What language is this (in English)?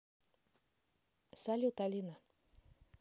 Russian